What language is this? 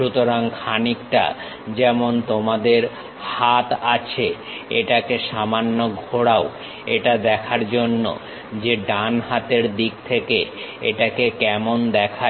Bangla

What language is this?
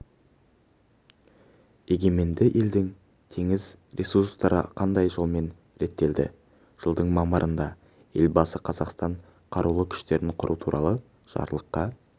Kazakh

